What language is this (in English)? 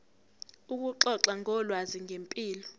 Zulu